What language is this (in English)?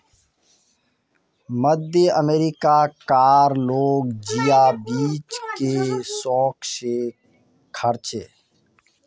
Magahi